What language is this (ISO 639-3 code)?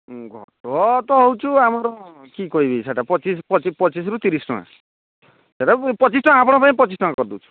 ori